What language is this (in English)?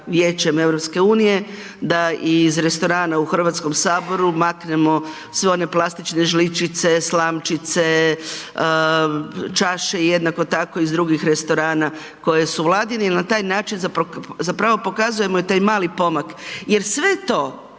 Croatian